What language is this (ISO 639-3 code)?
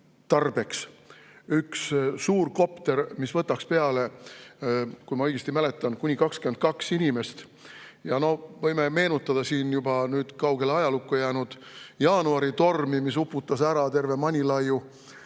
est